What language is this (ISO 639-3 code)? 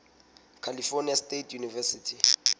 sot